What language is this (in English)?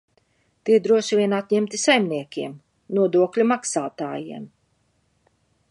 Latvian